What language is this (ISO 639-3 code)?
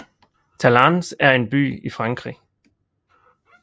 dan